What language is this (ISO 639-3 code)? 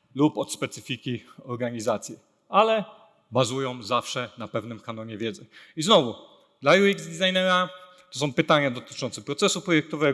pol